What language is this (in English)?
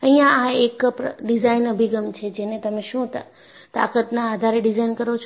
Gujarati